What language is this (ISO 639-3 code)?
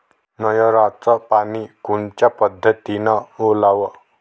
mar